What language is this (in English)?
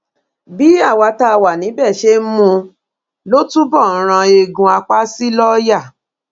Yoruba